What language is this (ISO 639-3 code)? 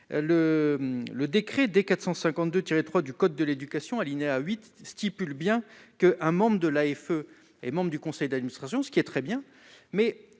fra